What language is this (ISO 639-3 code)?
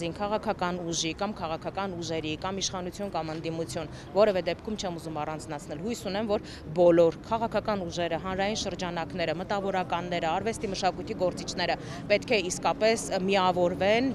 ron